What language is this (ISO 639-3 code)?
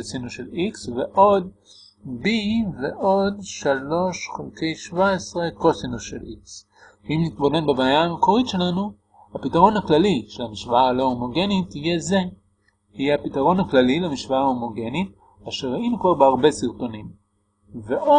heb